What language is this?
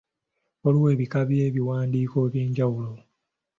Ganda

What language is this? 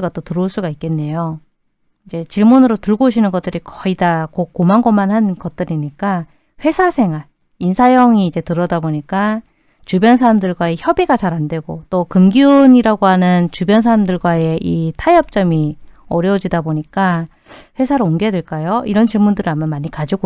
Korean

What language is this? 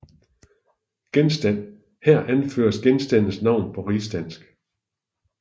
Danish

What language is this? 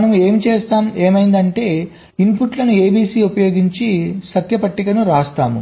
Telugu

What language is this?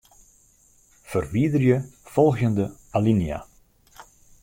Western Frisian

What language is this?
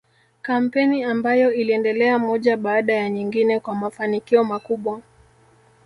Swahili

